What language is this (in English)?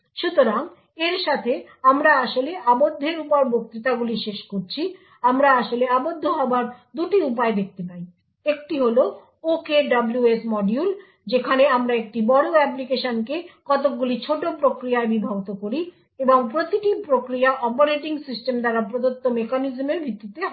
Bangla